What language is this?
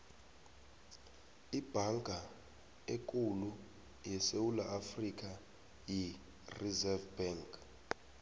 South Ndebele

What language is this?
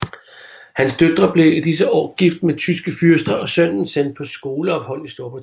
Danish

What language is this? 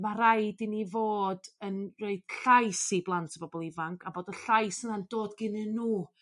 Welsh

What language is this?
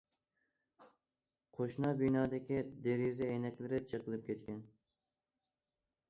Uyghur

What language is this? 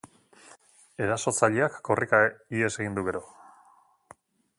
Basque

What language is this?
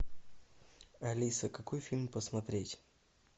Russian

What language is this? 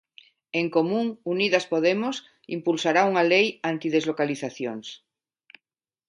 Galician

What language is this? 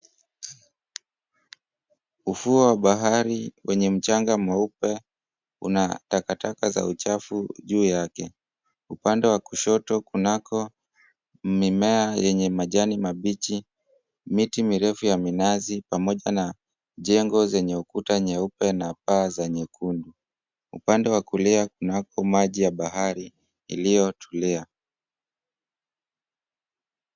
Swahili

